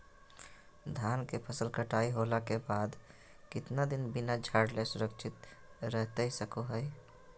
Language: Magahi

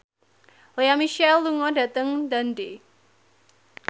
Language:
Javanese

